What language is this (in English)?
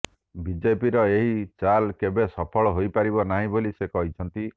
Odia